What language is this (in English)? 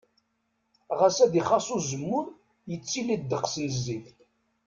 Kabyle